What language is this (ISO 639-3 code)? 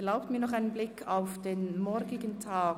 gsw